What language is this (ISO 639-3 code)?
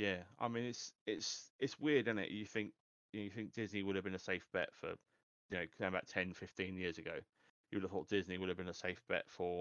eng